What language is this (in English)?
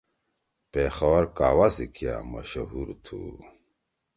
Torwali